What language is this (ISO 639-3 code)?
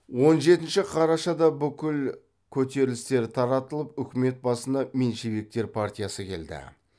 kaz